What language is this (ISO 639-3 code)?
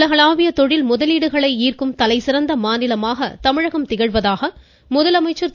tam